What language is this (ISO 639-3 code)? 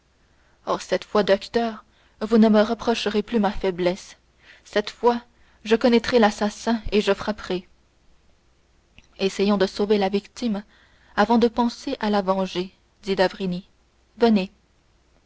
fra